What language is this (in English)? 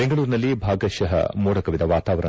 Kannada